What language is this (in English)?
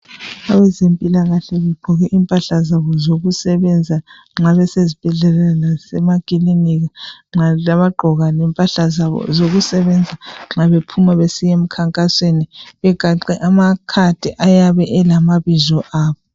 North Ndebele